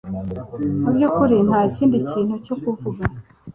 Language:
Kinyarwanda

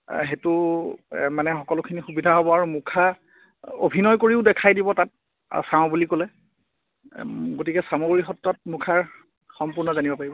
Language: Assamese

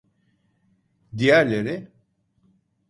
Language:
Turkish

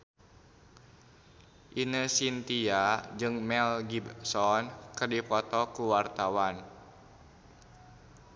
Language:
Sundanese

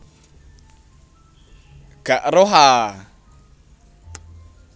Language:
Javanese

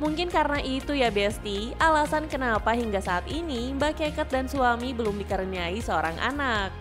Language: Indonesian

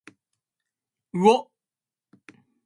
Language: Japanese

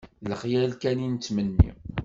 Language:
Kabyle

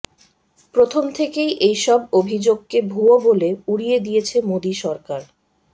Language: Bangla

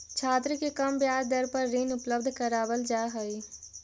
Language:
Magahi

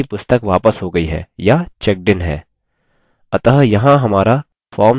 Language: Hindi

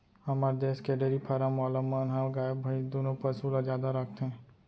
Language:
Chhattisgarhi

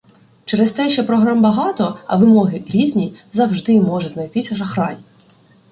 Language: Ukrainian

